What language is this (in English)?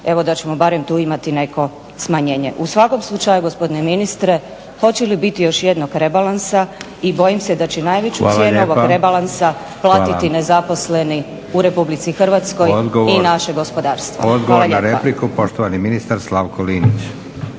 Croatian